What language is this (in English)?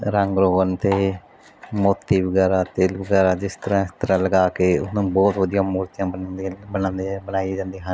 Punjabi